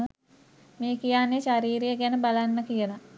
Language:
Sinhala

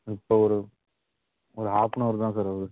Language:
Tamil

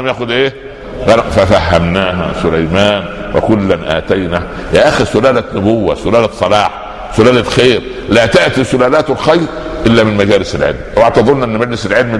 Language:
Arabic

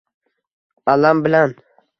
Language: Uzbek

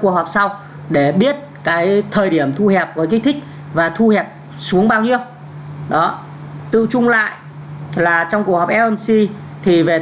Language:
Vietnamese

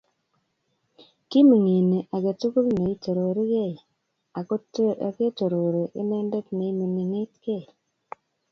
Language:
Kalenjin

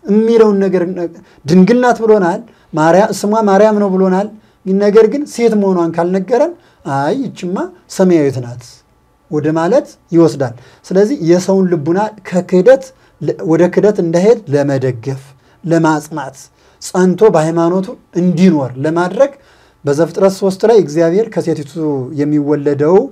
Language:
Arabic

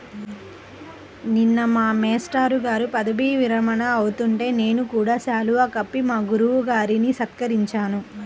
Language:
Telugu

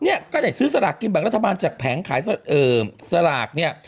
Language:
Thai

